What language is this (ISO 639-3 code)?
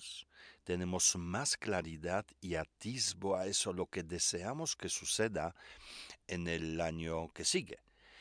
spa